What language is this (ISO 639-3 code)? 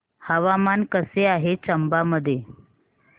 mar